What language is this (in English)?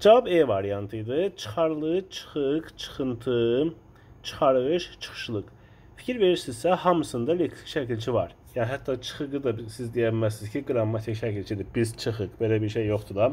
Turkish